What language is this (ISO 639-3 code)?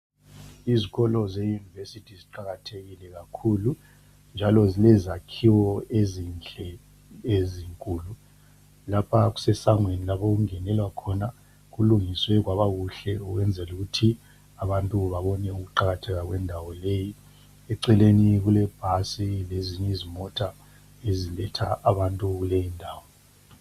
nde